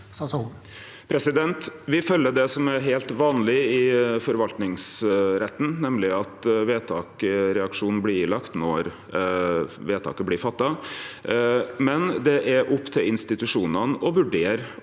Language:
Norwegian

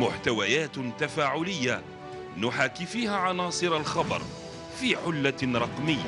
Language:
Arabic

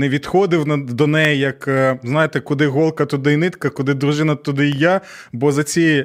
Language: Ukrainian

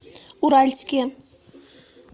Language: Russian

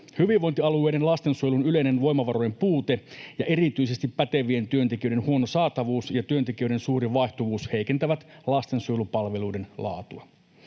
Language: Finnish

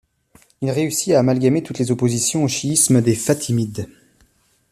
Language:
French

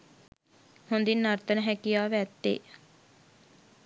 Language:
Sinhala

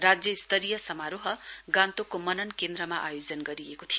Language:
Nepali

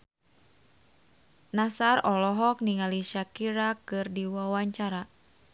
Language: Sundanese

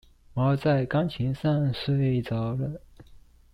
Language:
Chinese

